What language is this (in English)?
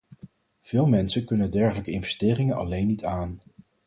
Dutch